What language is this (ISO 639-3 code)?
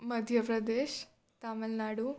guj